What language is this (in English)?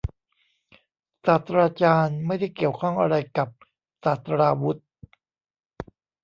Thai